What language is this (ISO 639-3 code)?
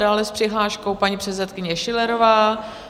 ces